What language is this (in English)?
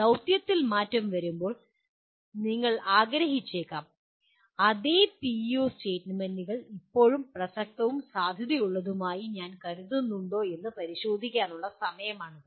Malayalam